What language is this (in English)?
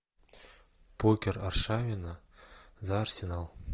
Russian